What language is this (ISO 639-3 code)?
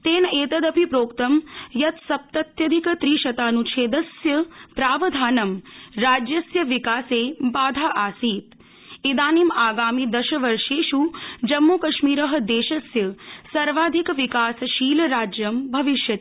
san